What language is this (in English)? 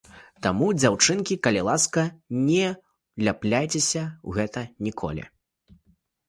Belarusian